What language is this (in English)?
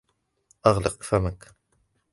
Arabic